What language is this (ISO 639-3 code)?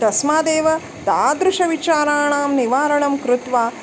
san